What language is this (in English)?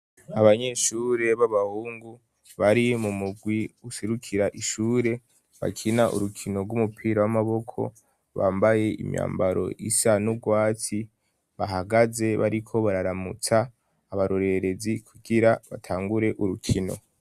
Rundi